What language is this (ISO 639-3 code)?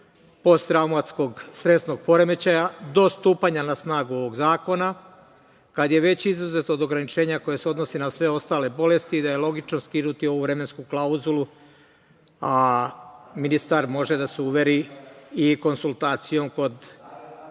srp